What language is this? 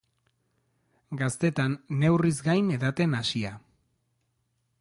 Basque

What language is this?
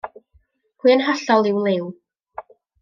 Welsh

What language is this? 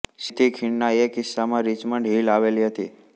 Gujarati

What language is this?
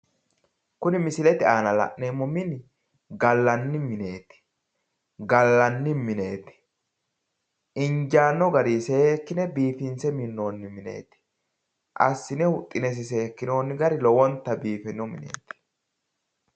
Sidamo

